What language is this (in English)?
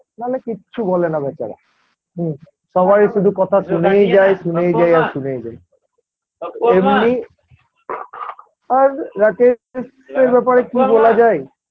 Bangla